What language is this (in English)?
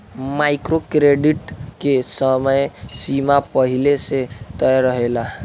Bhojpuri